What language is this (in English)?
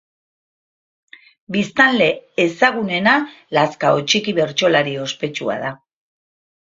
Basque